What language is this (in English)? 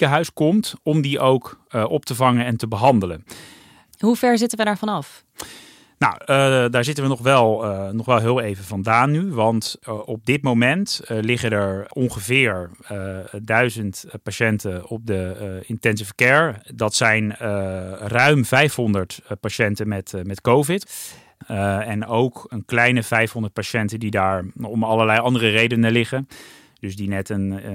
Dutch